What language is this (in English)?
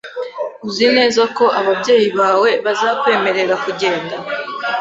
Kinyarwanda